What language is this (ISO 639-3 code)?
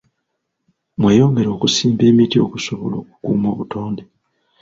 lug